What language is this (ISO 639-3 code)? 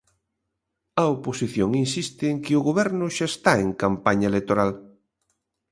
glg